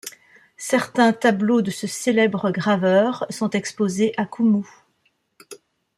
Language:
French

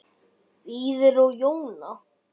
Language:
Icelandic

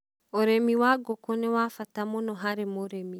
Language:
Kikuyu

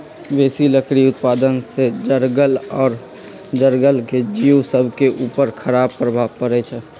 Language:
Magahi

